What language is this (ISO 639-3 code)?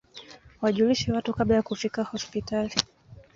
swa